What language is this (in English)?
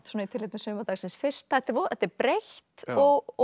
Icelandic